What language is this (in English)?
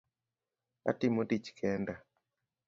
Luo (Kenya and Tanzania)